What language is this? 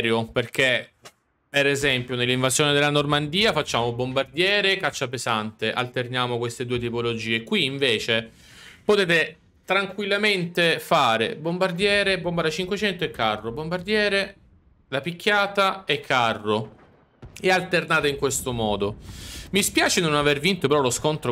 Italian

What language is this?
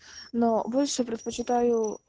Russian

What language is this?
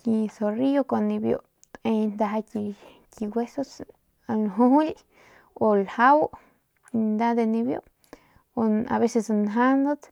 Northern Pame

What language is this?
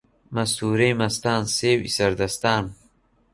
Central Kurdish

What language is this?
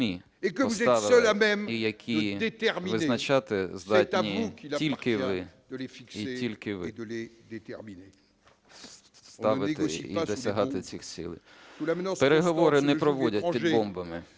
Ukrainian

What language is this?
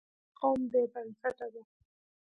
Pashto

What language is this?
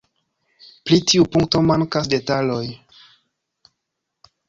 Esperanto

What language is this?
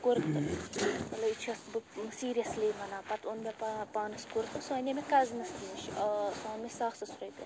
Kashmiri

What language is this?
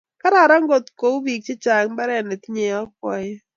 Kalenjin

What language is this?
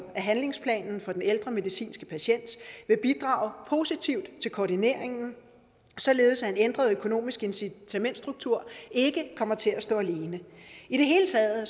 Danish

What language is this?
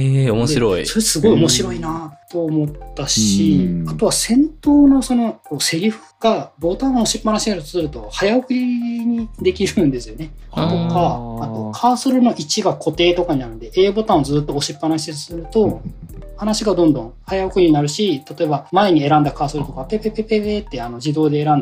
Japanese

